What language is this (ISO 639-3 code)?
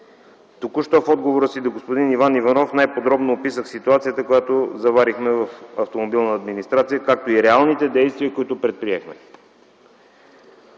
bul